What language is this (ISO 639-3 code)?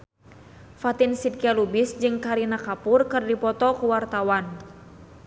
sun